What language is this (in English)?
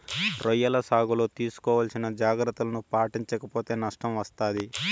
Telugu